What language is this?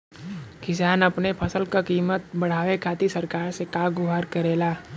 Bhojpuri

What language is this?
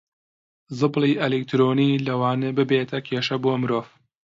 Central Kurdish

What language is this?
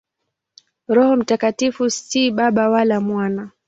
Swahili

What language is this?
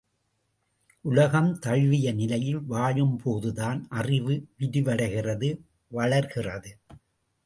Tamil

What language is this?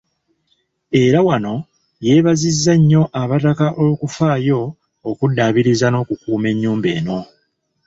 Ganda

